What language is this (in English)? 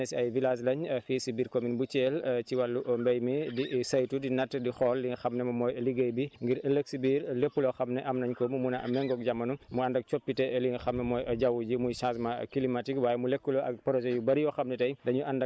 Wolof